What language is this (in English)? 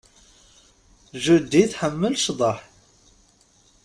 Kabyle